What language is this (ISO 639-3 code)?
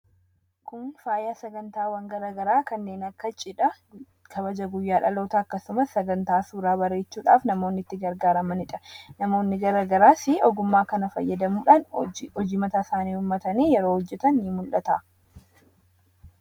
orm